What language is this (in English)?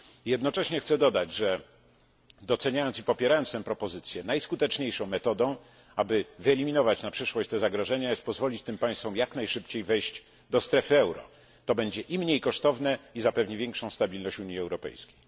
Polish